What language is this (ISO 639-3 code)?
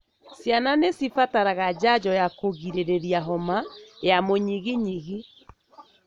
kik